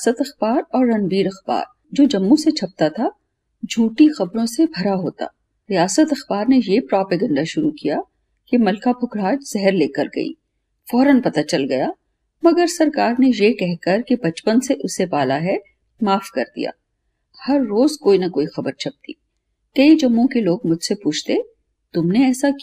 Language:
Hindi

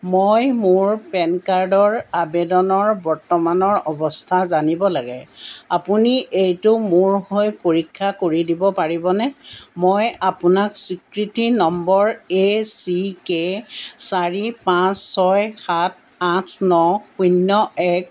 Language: Assamese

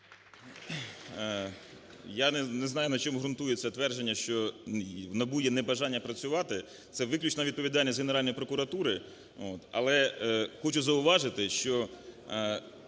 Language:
Ukrainian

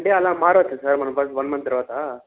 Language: Telugu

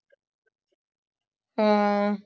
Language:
Punjabi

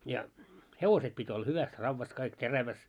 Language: Finnish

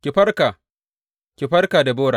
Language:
Hausa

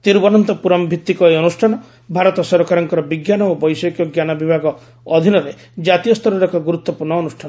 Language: Odia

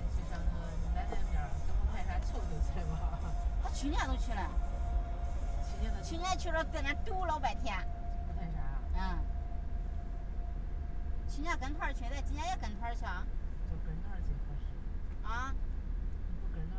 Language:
Chinese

